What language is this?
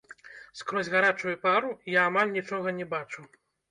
Belarusian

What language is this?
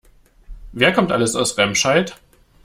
German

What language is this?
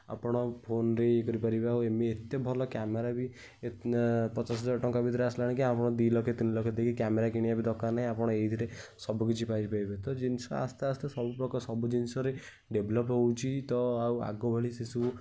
Odia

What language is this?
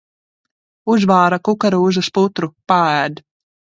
Latvian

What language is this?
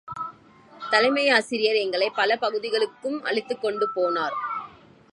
Tamil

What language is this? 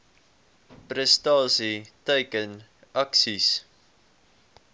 Afrikaans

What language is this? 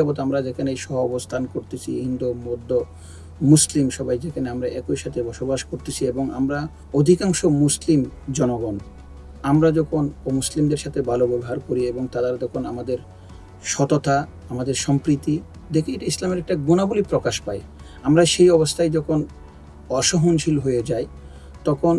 Turkish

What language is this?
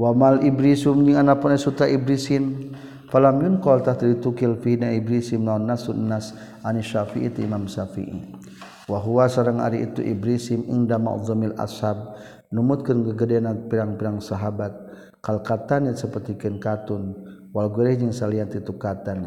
Malay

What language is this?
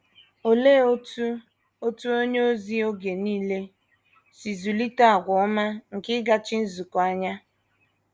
Igbo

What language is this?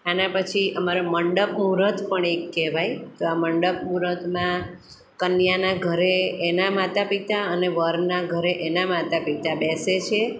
Gujarati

